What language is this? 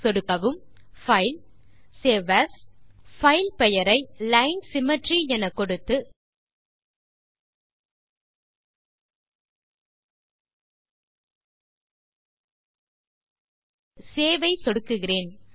Tamil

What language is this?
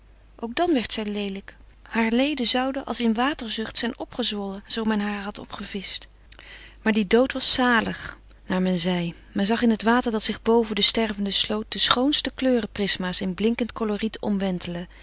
Dutch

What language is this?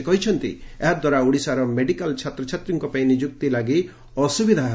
Odia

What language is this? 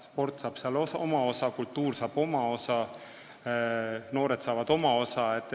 Estonian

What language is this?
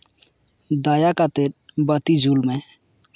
Santali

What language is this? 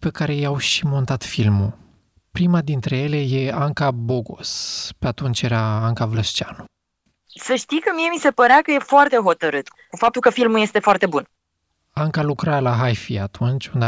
Romanian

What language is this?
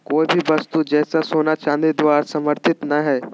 Magahi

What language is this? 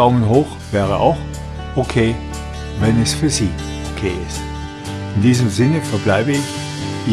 German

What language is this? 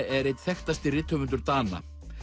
Icelandic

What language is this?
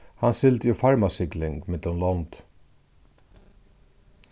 Faroese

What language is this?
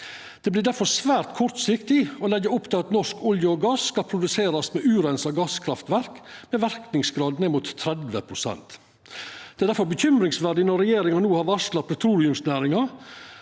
Norwegian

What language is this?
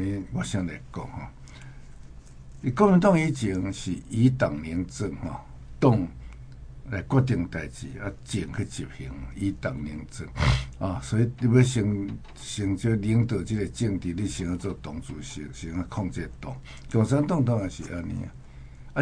Chinese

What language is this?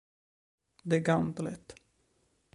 Italian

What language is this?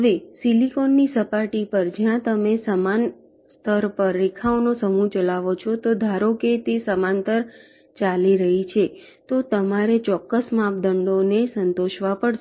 Gujarati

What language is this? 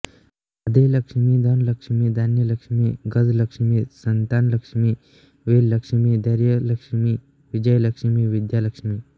Marathi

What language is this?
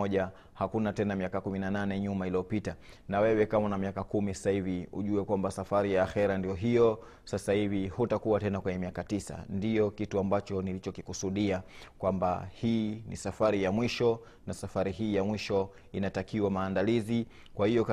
Swahili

